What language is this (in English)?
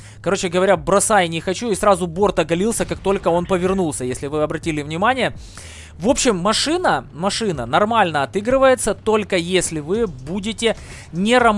Russian